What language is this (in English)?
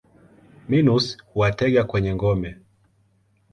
Swahili